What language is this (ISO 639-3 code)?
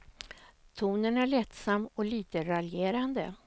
swe